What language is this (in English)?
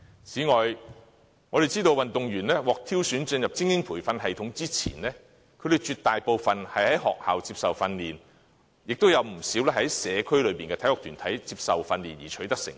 Cantonese